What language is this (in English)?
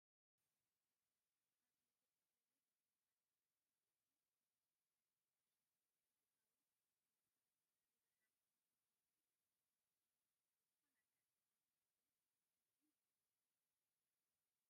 Tigrinya